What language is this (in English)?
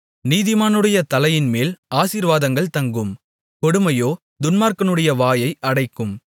Tamil